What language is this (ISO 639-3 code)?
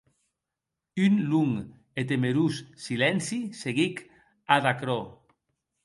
oci